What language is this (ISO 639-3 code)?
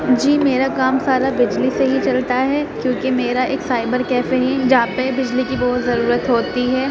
urd